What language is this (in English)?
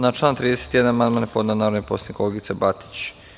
Serbian